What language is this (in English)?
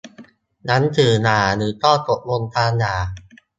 Thai